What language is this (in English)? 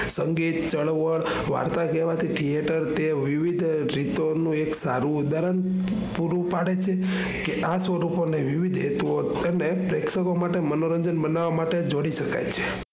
Gujarati